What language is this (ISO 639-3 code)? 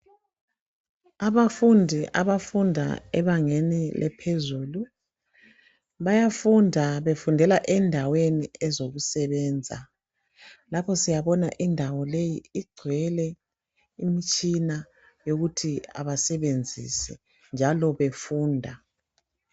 nde